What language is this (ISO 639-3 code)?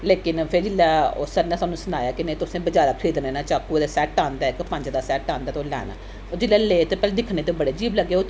doi